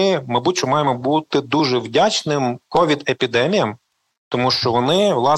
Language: Ukrainian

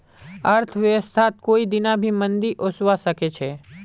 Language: Magahi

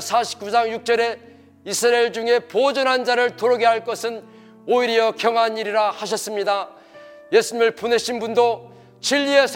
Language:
Korean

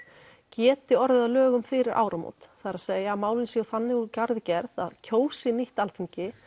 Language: Icelandic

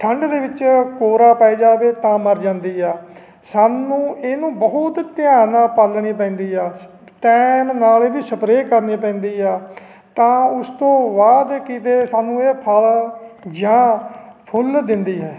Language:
Punjabi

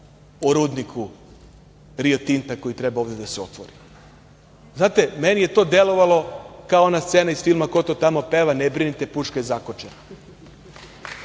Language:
Serbian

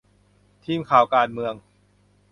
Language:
Thai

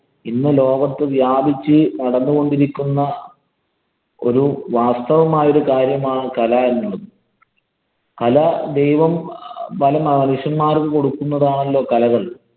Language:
Malayalam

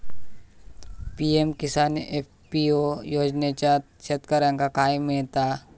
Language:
Marathi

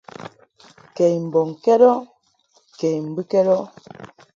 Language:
Mungaka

